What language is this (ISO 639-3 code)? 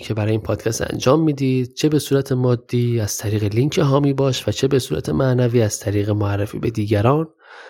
fas